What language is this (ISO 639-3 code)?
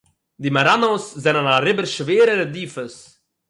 yid